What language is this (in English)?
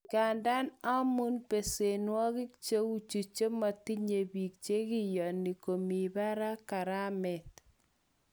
Kalenjin